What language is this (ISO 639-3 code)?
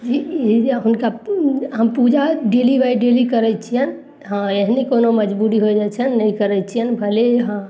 mai